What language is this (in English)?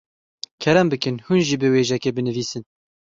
Kurdish